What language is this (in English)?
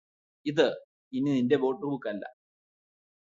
Malayalam